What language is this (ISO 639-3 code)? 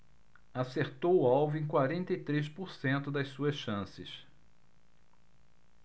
por